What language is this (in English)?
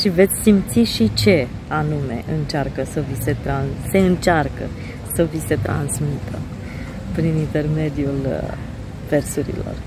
Romanian